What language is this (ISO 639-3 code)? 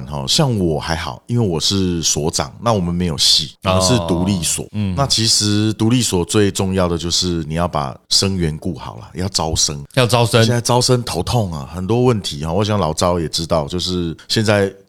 zho